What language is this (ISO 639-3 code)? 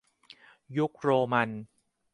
tha